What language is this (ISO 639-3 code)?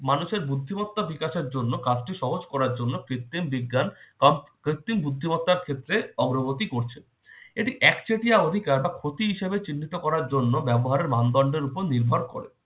ben